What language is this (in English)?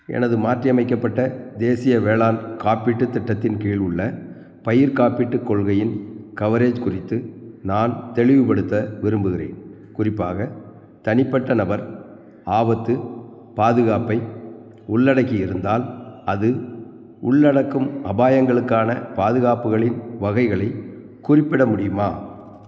Tamil